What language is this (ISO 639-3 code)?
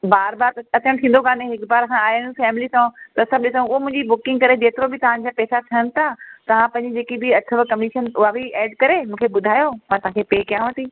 snd